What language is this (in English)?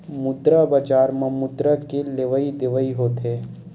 Chhattisgarhi